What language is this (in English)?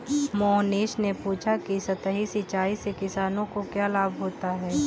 Hindi